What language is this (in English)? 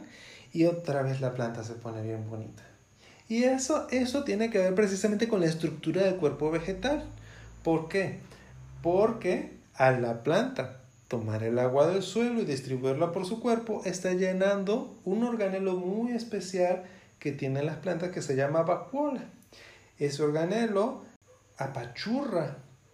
Spanish